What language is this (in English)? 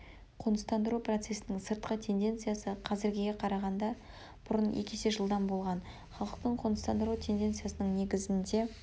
Kazakh